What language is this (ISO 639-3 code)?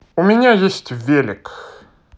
rus